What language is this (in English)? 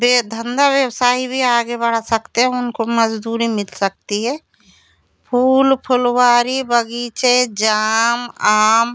Hindi